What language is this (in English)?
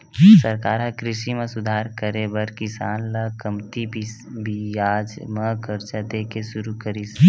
Chhattisgarhi